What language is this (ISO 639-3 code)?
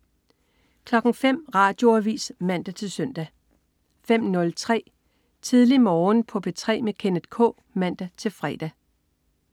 dan